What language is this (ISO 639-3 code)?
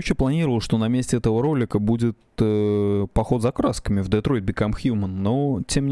rus